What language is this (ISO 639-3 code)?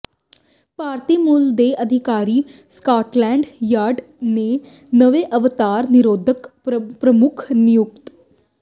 pan